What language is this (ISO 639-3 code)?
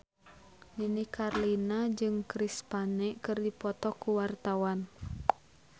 sun